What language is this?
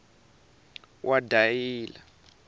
Tsonga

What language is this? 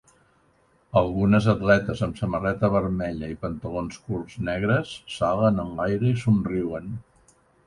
Catalan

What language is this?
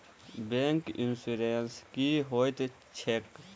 Maithili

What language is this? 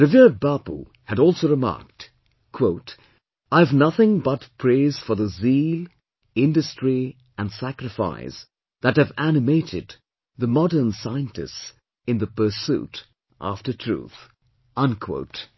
English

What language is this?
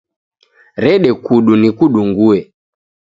Taita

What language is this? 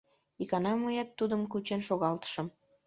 Mari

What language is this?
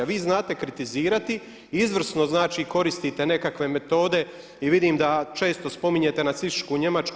Croatian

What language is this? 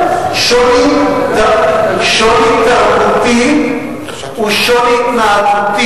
Hebrew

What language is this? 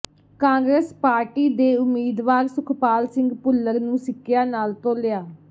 Punjabi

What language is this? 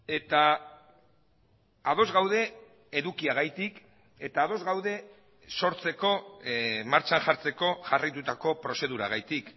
Basque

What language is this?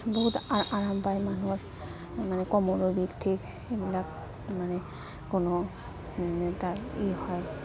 Assamese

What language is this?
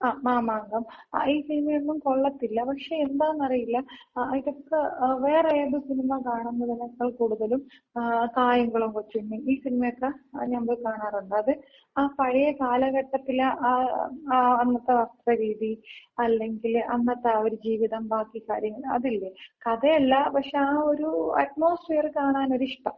Malayalam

